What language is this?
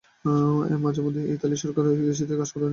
Bangla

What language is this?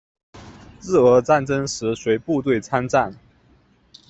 Chinese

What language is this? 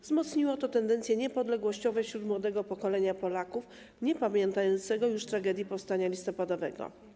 Polish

